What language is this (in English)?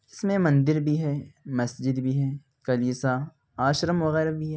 Urdu